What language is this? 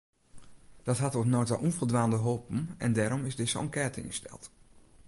Western Frisian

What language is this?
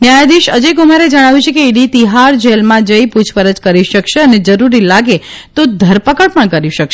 Gujarati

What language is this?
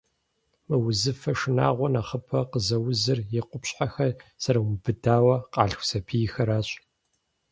Kabardian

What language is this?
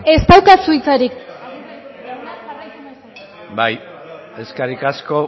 Basque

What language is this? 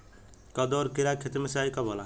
Bhojpuri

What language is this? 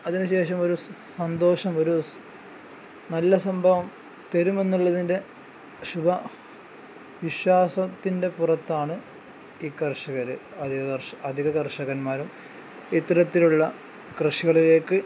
Malayalam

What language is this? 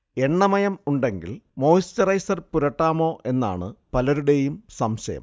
Malayalam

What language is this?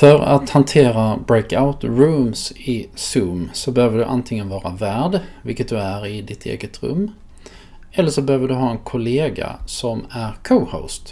Swedish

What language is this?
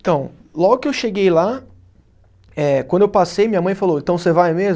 Portuguese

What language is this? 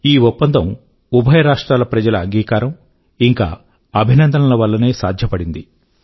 Telugu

